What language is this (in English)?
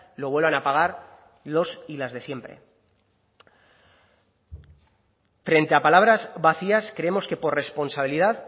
Spanish